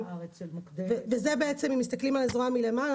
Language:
Hebrew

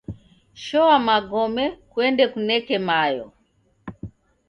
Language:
Taita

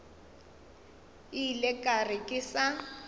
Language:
Northern Sotho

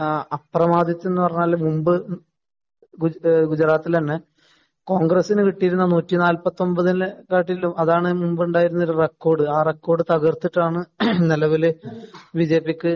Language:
Malayalam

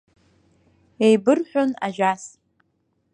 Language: Abkhazian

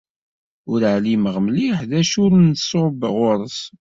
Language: Kabyle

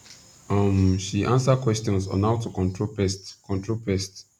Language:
Nigerian Pidgin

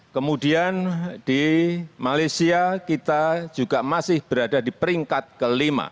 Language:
Indonesian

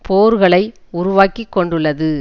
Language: Tamil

